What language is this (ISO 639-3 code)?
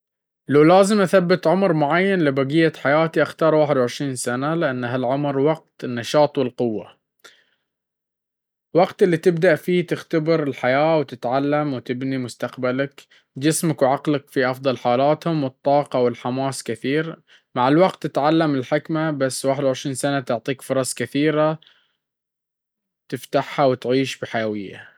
abv